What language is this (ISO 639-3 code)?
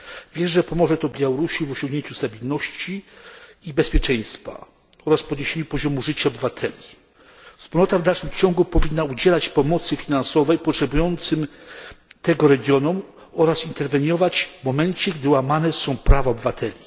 pol